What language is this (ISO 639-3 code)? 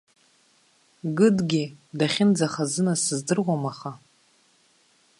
abk